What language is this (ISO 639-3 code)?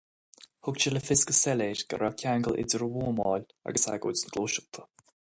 gle